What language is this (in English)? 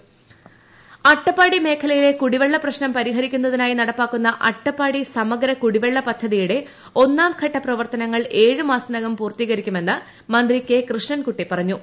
Malayalam